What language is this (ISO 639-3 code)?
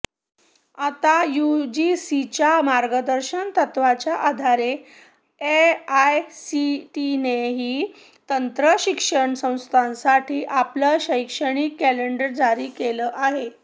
mar